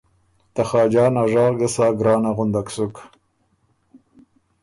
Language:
Ormuri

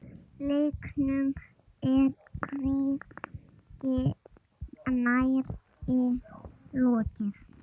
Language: Icelandic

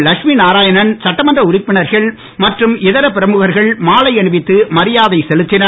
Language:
Tamil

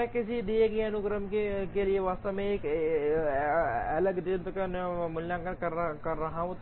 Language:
Hindi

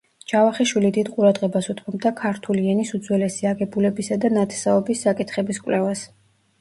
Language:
Georgian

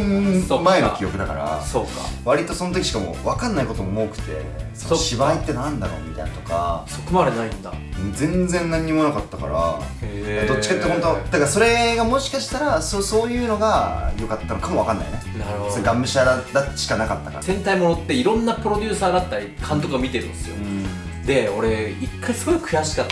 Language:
Japanese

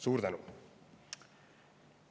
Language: Estonian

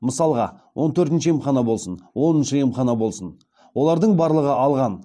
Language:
Kazakh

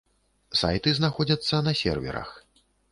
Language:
Belarusian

